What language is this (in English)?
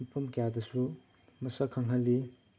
Manipuri